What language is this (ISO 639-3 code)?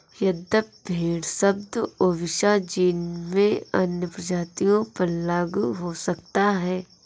hin